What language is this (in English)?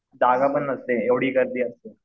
Marathi